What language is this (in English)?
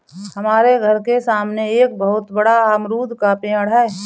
Hindi